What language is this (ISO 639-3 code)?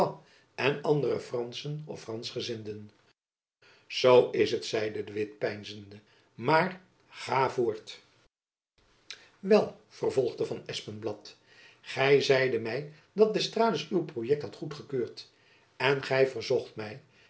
nld